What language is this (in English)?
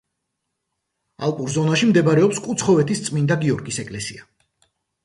Georgian